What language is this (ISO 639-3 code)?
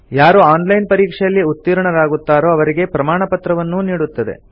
kan